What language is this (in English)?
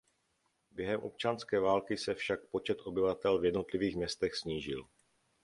Czech